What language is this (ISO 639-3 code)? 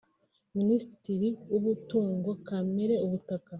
kin